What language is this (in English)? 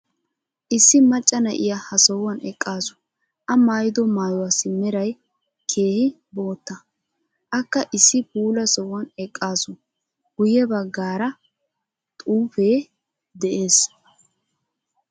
Wolaytta